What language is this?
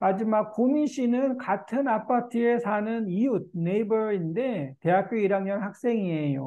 Korean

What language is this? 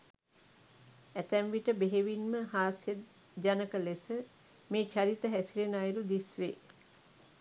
Sinhala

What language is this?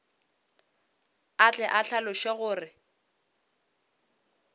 Northern Sotho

